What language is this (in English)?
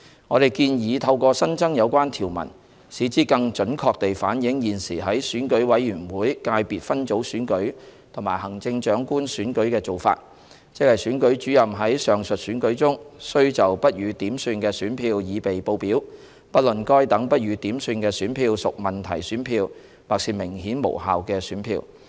Cantonese